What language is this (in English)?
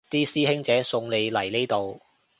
Cantonese